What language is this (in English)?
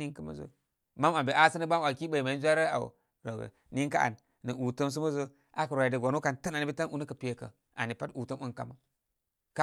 Koma